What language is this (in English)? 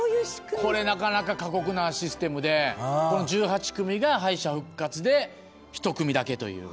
Japanese